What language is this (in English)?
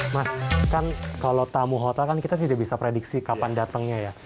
Indonesian